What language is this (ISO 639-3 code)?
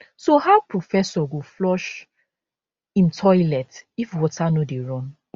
pcm